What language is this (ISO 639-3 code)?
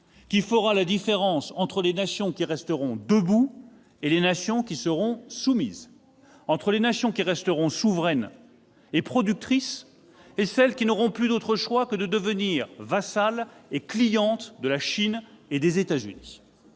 fra